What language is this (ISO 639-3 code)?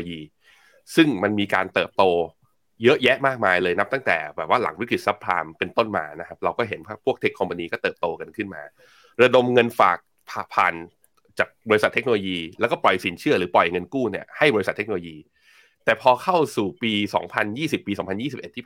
tha